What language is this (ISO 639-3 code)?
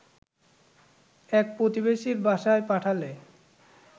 ben